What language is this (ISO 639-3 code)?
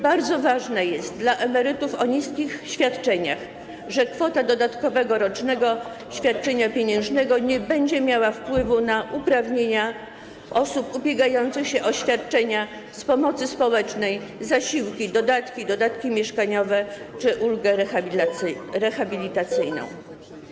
pol